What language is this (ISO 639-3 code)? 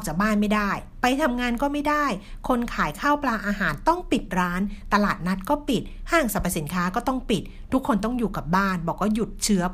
tha